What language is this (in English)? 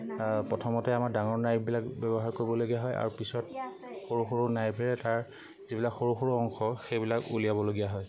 Assamese